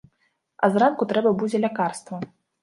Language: Belarusian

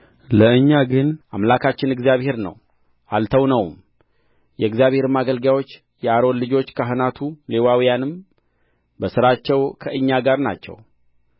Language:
Amharic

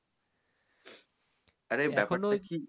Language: Bangla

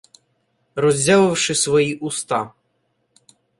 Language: Ukrainian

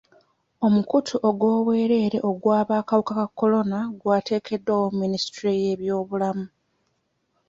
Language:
Ganda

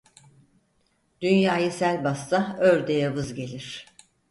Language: Turkish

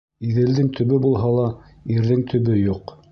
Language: Bashkir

